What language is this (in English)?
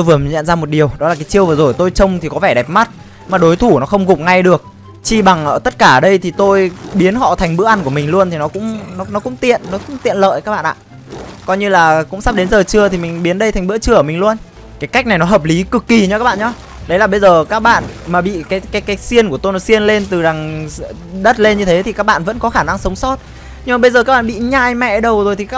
Vietnamese